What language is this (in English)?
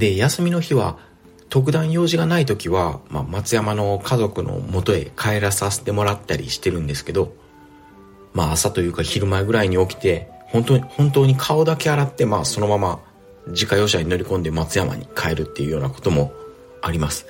Japanese